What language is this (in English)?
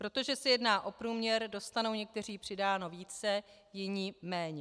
Czech